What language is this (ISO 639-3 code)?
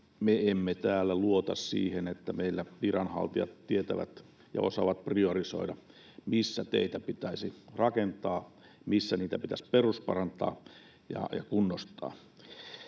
fin